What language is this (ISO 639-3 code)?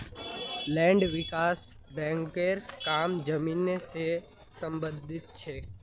mag